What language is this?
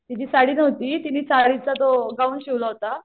Marathi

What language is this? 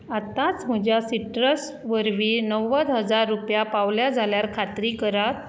Konkani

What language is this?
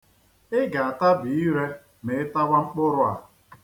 Igbo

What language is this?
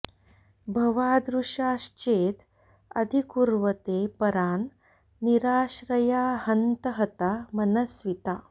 Sanskrit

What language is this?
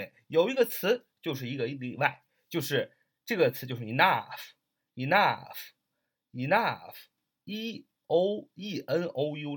Chinese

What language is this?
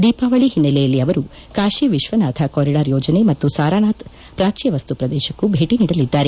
Kannada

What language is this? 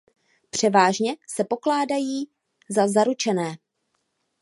Czech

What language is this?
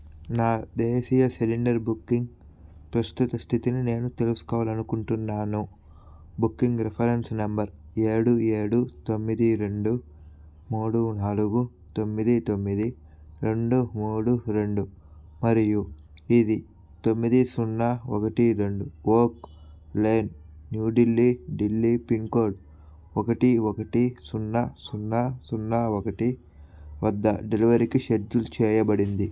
Telugu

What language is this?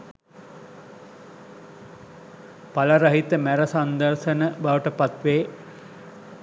Sinhala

